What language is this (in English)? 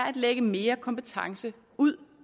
Danish